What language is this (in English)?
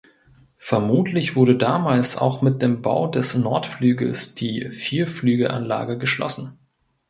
German